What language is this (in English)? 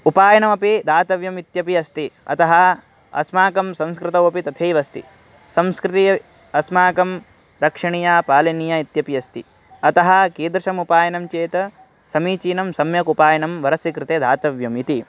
Sanskrit